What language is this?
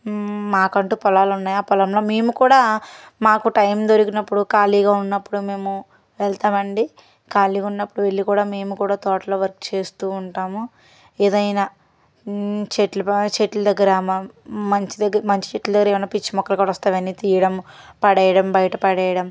Telugu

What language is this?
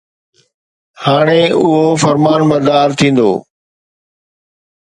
Sindhi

